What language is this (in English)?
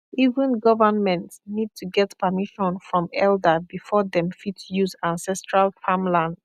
Nigerian Pidgin